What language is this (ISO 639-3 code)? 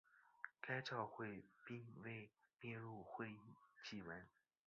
zho